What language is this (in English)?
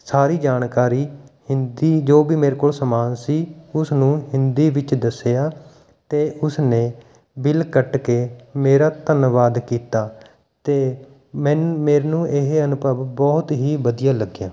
Punjabi